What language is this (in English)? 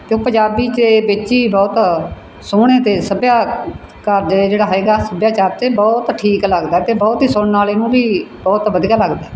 Punjabi